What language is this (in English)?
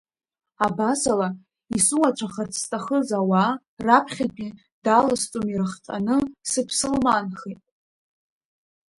Abkhazian